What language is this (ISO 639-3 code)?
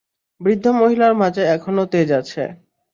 ben